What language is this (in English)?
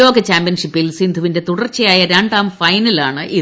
Malayalam